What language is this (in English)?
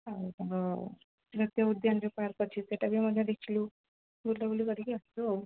Odia